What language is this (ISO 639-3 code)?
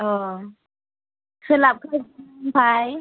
brx